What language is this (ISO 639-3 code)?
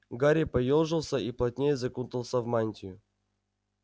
rus